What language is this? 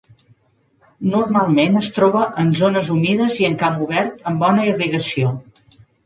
Catalan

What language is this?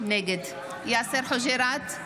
Hebrew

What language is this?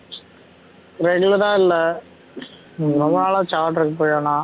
Tamil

